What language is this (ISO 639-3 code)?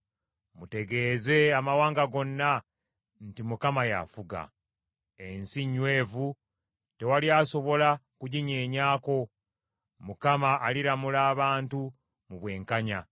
lug